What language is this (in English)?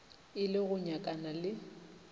Northern Sotho